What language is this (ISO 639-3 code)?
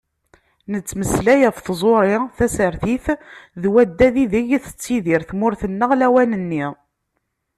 kab